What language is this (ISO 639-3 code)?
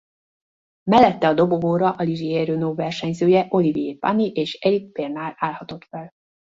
hun